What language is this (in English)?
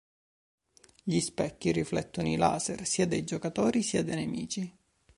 Italian